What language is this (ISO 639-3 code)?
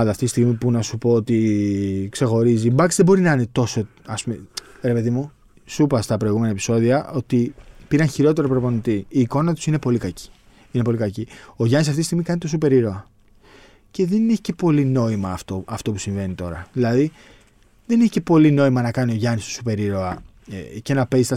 ell